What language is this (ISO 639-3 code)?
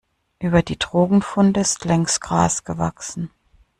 deu